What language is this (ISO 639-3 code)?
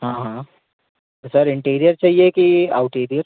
hin